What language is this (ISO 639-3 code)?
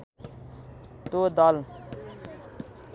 nep